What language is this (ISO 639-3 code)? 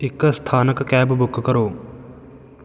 pan